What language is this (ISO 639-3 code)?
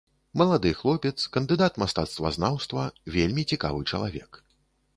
bel